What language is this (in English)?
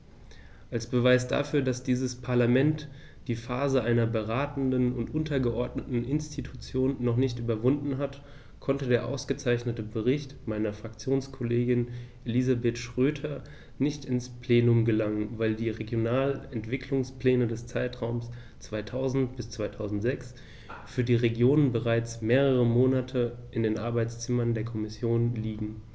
German